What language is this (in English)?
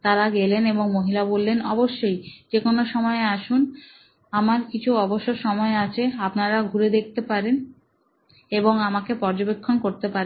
Bangla